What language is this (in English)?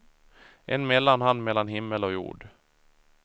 Swedish